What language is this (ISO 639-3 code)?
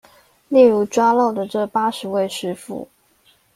zho